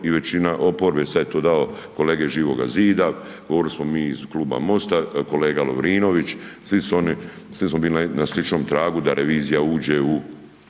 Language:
Croatian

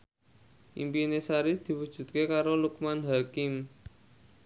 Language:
Javanese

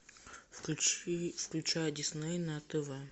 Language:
Russian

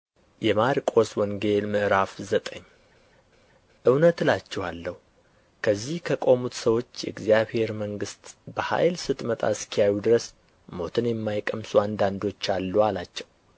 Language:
Amharic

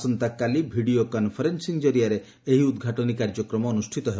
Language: Odia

